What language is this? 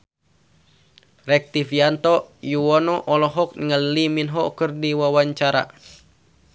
Sundanese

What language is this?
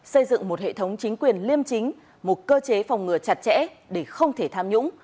Vietnamese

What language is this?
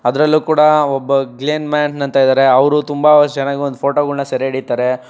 Kannada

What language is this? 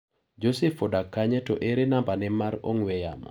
Luo (Kenya and Tanzania)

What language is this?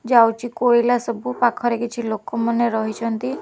Odia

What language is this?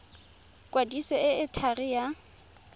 Tswana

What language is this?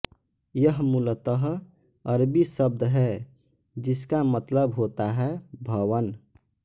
Hindi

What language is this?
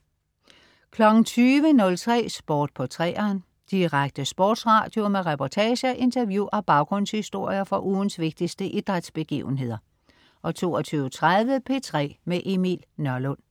Danish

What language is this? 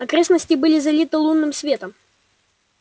Russian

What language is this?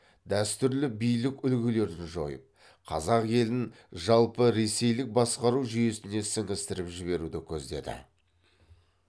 Kazakh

